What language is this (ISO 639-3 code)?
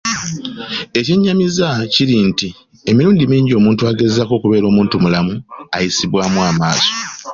lug